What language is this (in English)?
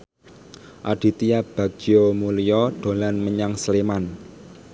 Javanese